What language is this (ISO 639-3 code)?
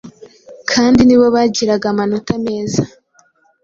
kin